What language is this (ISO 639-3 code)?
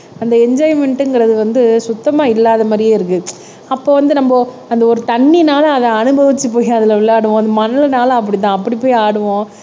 tam